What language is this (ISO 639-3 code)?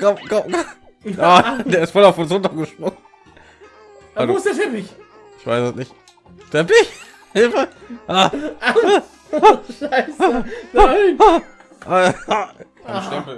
deu